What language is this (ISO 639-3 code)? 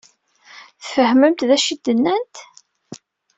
kab